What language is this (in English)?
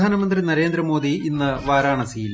Malayalam